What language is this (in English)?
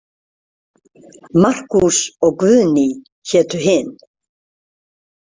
Icelandic